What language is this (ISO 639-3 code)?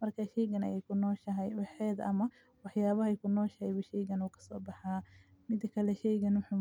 som